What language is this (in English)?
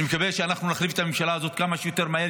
Hebrew